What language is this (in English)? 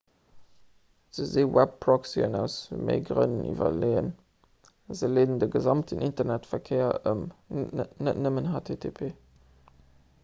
Luxembourgish